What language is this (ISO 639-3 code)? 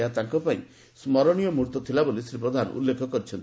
ori